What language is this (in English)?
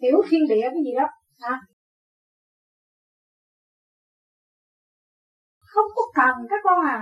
Vietnamese